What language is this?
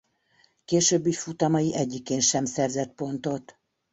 Hungarian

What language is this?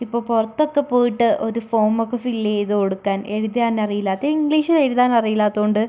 Malayalam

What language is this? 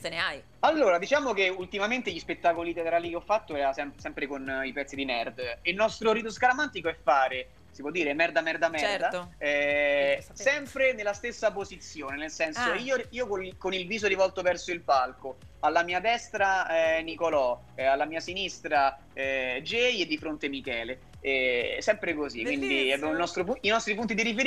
Italian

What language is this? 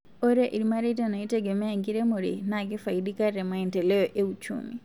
Masai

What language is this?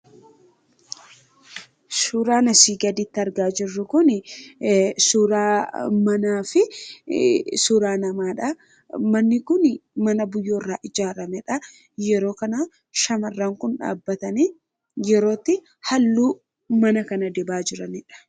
Oromo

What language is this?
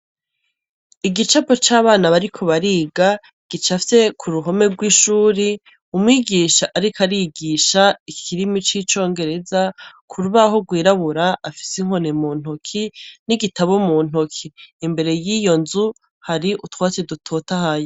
Rundi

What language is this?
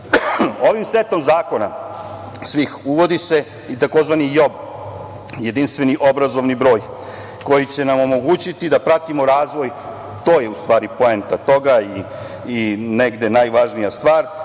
Serbian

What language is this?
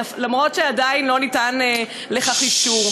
Hebrew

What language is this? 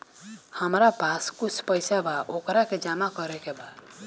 Bhojpuri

